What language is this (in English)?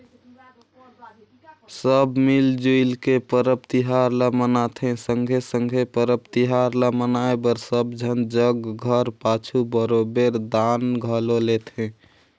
Chhattisgarhi